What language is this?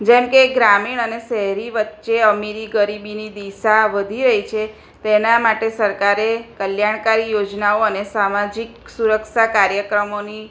Gujarati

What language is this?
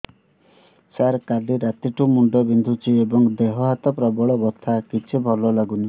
Odia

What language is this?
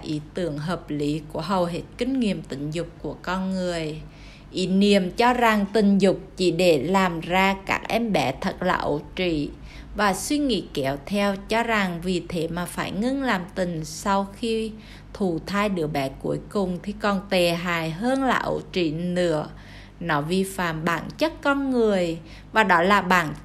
Vietnamese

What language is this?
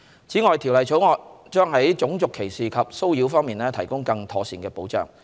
Cantonese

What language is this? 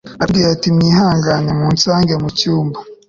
Kinyarwanda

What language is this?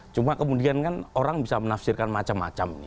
Indonesian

